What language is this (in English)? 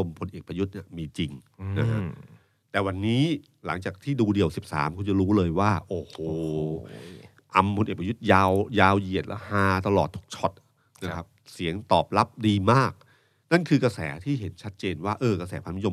Thai